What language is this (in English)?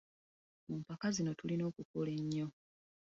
Ganda